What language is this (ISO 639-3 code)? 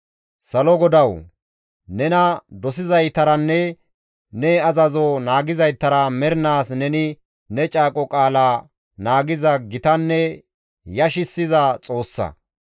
gmv